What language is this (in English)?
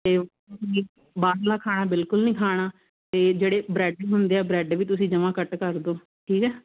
Punjabi